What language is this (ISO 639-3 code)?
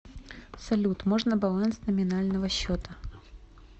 rus